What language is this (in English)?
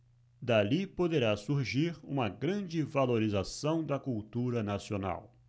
Portuguese